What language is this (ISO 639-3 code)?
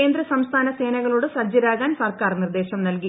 mal